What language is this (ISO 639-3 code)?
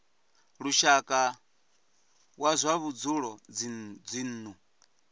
ven